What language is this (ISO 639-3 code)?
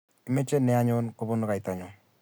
kln